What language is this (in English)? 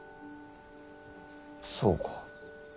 Japanese